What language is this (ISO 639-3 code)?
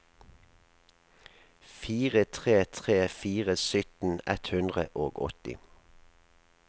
nor